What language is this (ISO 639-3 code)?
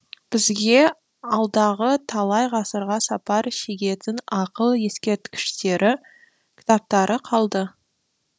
kaz